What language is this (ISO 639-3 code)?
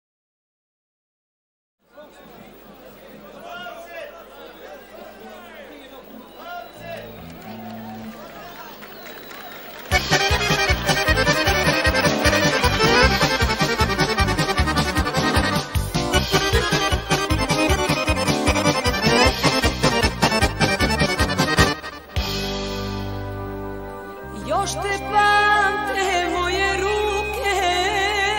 ron